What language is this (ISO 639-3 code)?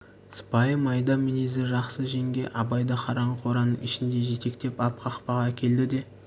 kaz